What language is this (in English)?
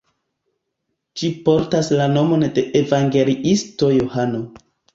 Esperanto